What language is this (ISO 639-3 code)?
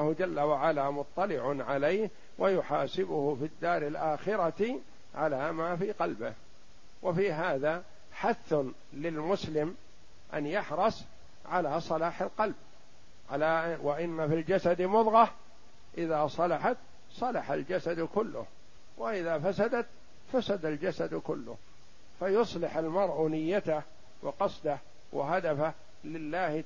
ara